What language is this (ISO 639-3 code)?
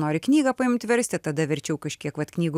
lit